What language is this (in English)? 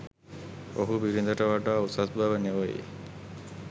Sinhala